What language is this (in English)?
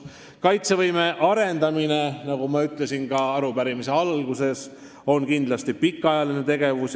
Estonian